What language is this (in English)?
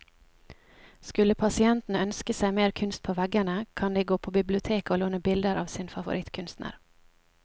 Norwegian